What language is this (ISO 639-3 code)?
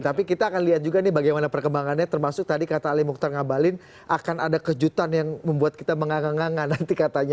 ind